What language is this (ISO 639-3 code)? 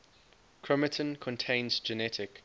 eng